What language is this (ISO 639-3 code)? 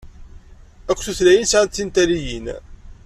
kab